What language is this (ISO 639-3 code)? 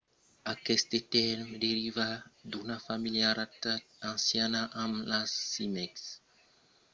oci